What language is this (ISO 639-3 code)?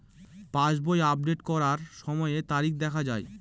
ben